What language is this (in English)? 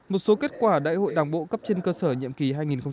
Vietnamese